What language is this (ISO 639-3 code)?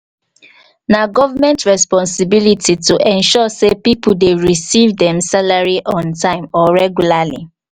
pcm